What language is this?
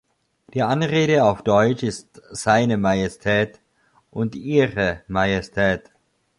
German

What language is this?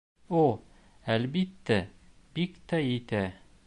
Bashkir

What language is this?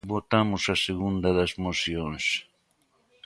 Galician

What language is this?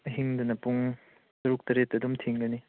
Manipuri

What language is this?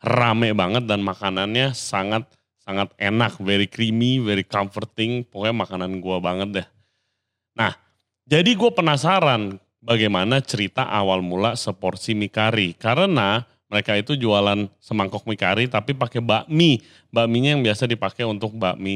Indonesian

